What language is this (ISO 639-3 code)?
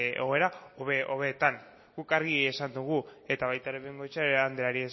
eus